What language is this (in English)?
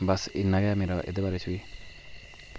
Dogri